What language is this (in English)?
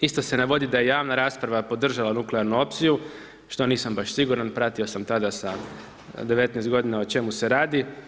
Croatian